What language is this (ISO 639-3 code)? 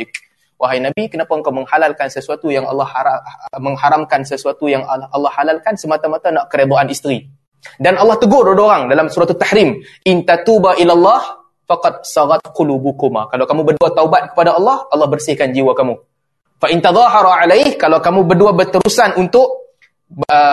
msa